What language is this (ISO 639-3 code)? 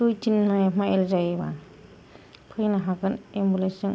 brx